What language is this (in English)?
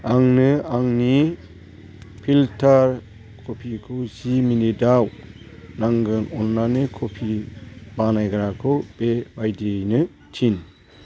Bodo